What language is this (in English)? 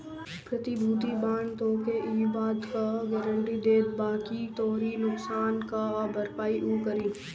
Bhojpuri